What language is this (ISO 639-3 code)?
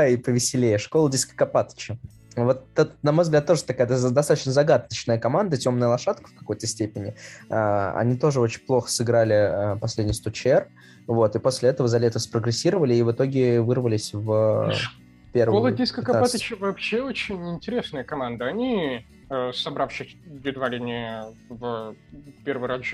rus